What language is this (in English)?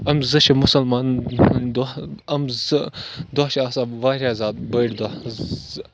Kashmiri